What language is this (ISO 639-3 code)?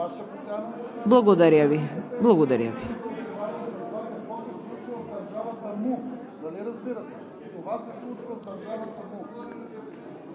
bul